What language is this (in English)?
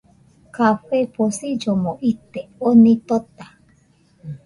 Nüpode Huitoto